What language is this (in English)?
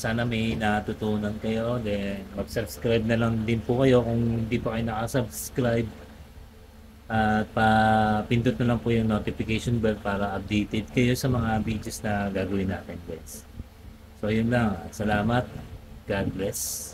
Filipino